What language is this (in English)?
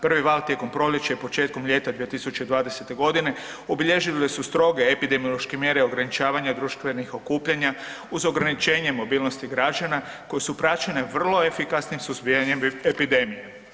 Croatian